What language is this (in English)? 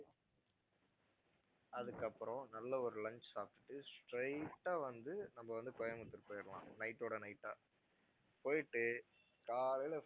Tamil